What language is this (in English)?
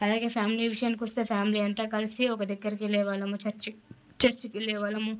Telugu